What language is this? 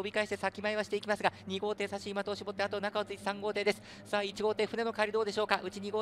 Japanese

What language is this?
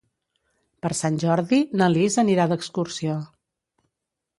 Catalan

